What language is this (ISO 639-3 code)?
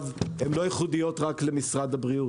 heb